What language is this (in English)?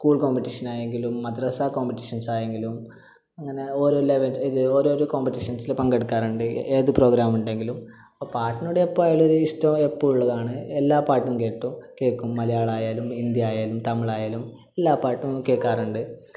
Malayalam